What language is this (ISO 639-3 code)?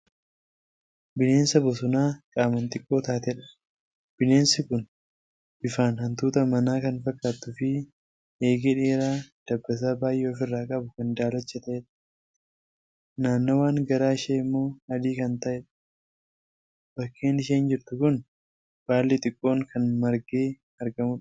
orm